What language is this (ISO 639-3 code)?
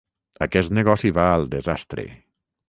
cat